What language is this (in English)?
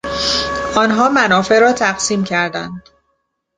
Persian